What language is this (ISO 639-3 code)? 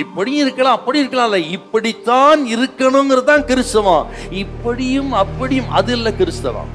tam